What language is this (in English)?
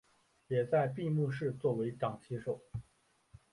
Chinese